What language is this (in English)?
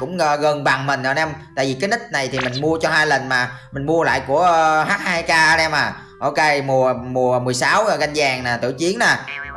Vietnamese